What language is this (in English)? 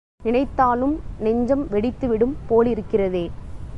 Tamil